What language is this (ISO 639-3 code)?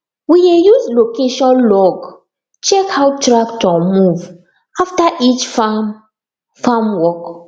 pcm